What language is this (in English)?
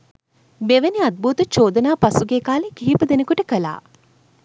Sinhala